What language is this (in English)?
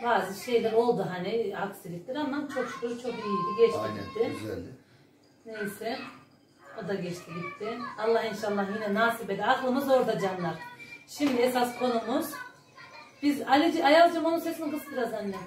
Turkish